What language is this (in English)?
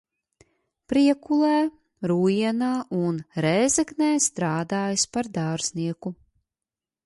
Latvian